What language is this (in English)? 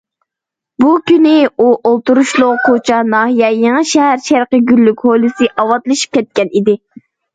Uyghur